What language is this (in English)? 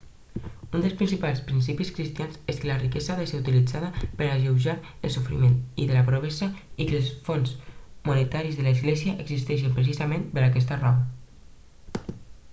Catalan